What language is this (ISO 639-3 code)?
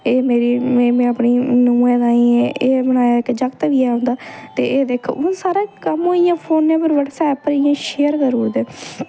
doi